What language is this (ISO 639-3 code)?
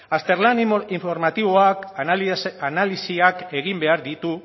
eus